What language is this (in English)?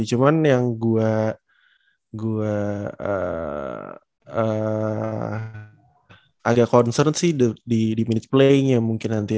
Indonesian